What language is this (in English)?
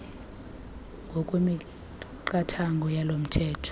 Xhosa